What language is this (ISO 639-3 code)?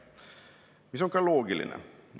est